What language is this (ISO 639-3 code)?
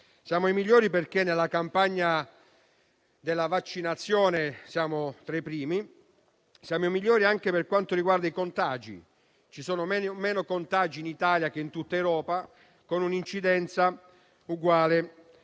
ita